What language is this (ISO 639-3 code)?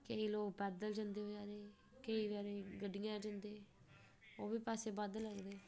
doi